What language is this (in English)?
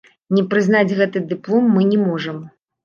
Belarusian